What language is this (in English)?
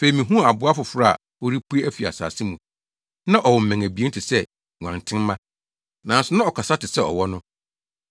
Akan